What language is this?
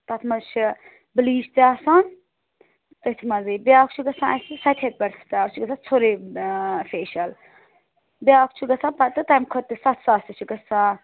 Kashmiri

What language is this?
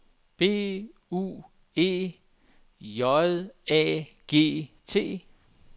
Danish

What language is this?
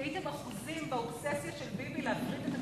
Hebrew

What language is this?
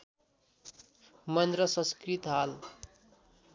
Nepali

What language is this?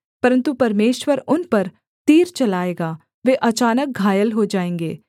Hindi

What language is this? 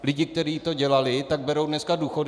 Czech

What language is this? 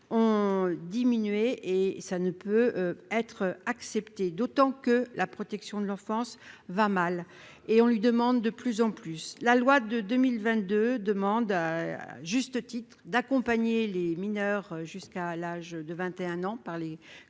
French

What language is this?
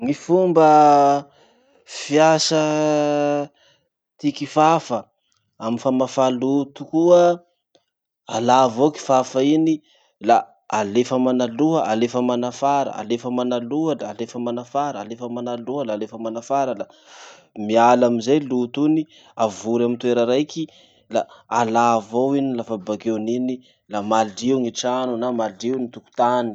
Masikoro Malagasy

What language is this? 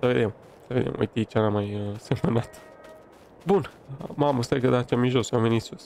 Romanian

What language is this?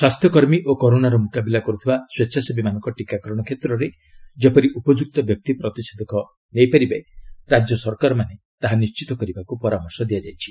Odia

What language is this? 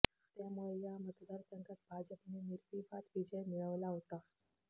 Marathi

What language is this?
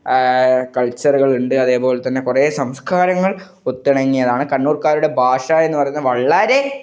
Malayalam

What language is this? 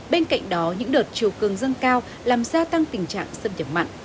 Vietnamese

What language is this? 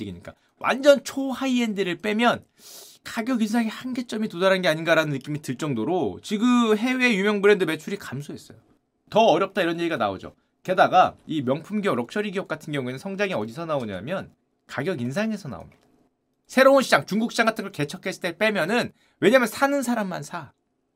Korean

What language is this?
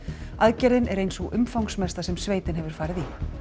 Icelandic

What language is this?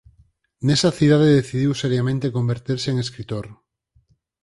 Galician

